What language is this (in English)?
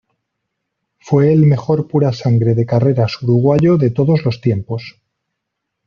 Spanish